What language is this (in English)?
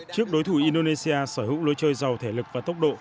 Vietnamese